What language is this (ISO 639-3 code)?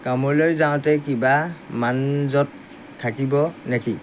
asm